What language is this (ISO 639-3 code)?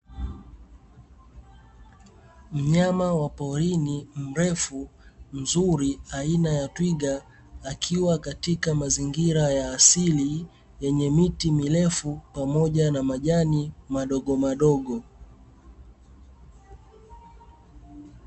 swa